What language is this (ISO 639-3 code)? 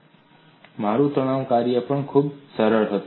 guj